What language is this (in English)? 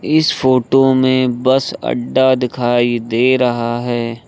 Hindi